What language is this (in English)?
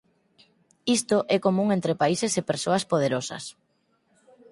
Galician